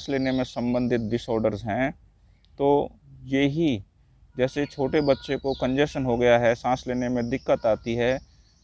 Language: Hindi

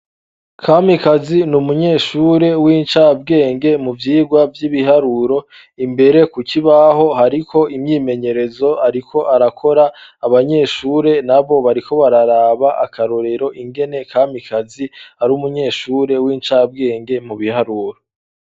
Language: Rundi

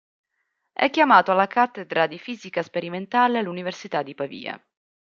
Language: Italian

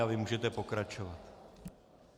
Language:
Czech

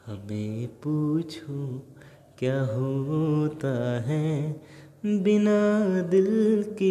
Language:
Hindi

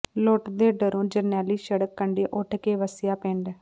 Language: Punjabi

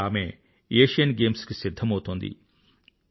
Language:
Telugu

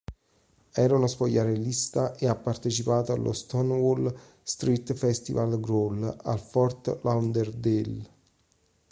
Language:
Italian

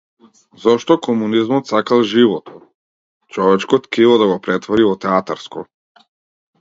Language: Macedonian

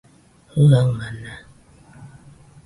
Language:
Nüpode Huitoto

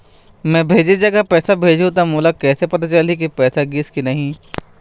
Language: Chhattisgarhi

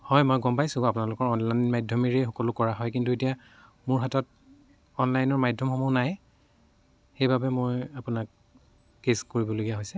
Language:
Assamese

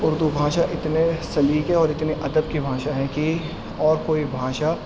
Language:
Urdu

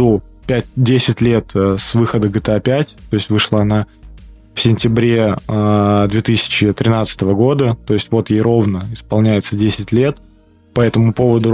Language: Russian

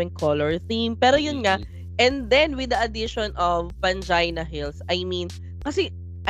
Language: Filipino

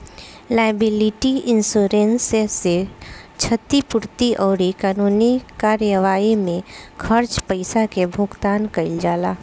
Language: Bhojpuri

